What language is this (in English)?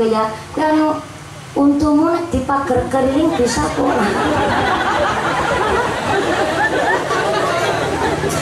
Indonesian